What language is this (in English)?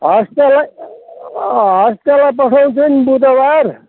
Nepali